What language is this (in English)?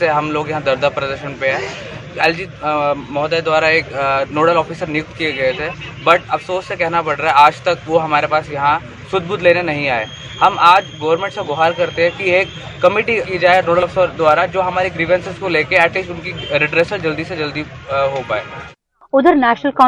Hindi